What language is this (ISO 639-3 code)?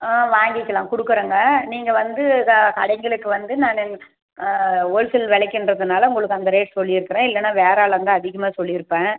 tam